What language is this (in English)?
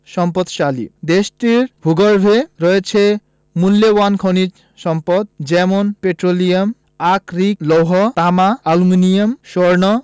Bangla